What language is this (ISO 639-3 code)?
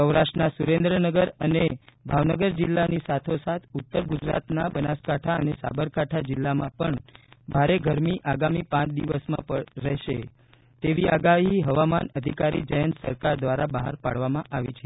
guj